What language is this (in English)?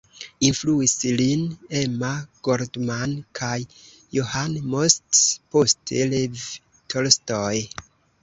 Esperanto